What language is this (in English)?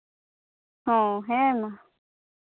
Santali